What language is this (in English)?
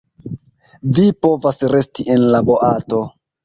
Esperanto